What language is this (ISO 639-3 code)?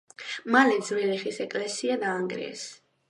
kat